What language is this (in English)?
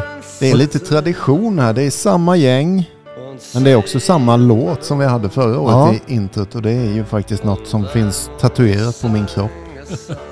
Swedish